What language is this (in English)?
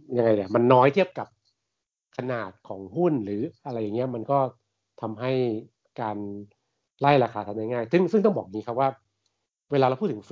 Thai